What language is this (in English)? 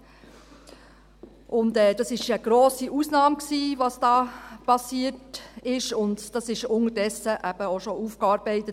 Swiss German